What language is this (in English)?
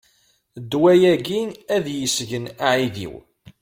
Kabyle